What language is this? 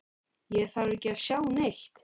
Icelandic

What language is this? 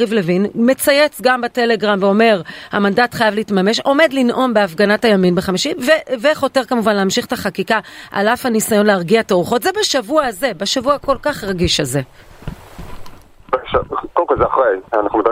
Hebrew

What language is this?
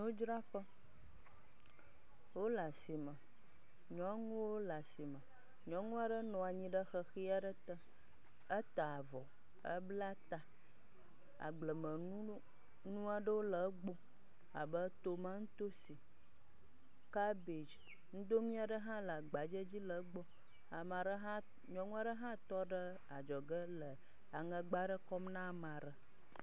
Ewe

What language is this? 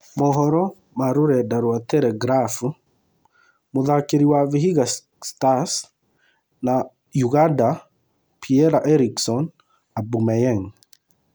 Kikuyu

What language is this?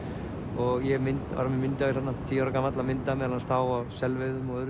Icelandic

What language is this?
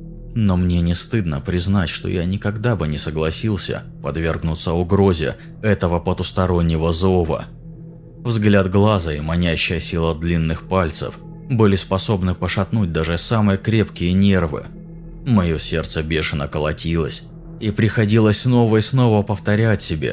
Russian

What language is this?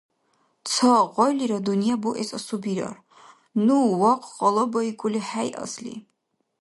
Dargwa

